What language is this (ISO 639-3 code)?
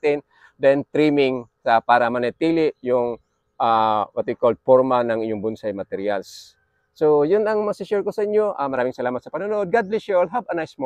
fil